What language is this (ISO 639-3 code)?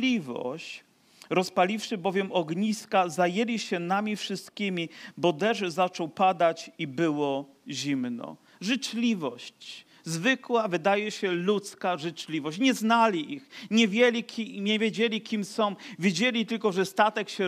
pol